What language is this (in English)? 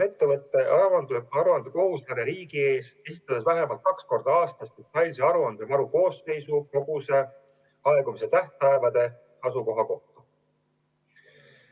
Estonian